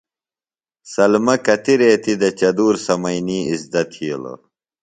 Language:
Phalura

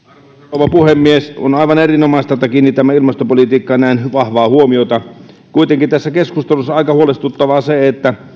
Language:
Finnish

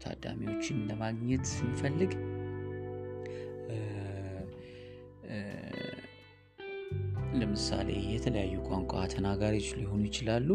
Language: Amharic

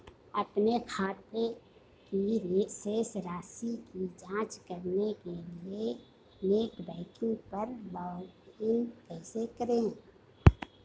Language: Hindi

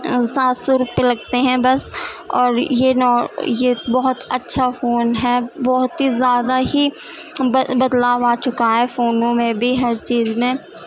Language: Urdu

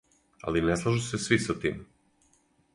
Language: Serbian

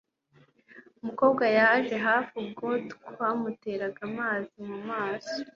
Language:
Kinyarwanda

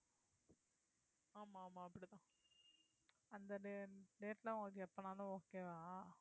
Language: Tamil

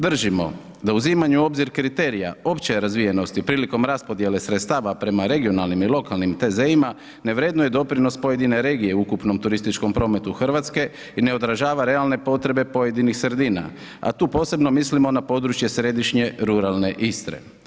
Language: Croatian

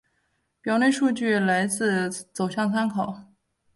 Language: Chinese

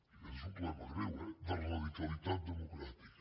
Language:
Catalan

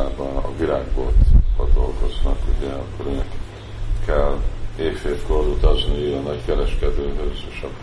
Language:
Hungarian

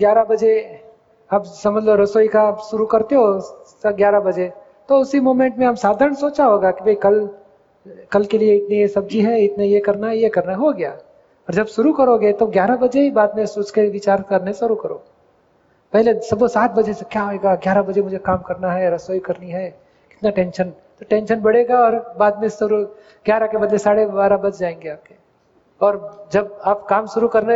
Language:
Hindi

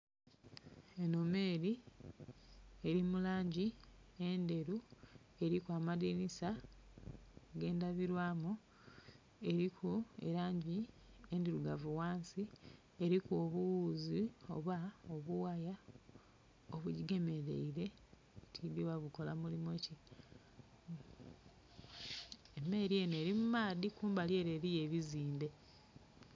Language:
Soga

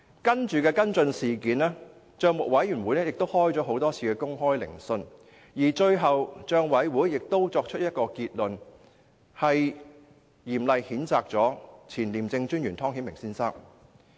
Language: Cantonese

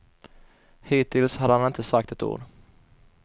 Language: Swedish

